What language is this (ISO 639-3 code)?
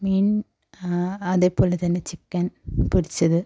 mal